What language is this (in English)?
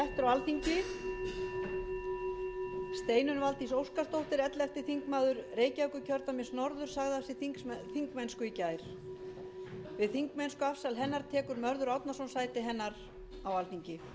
Icelandic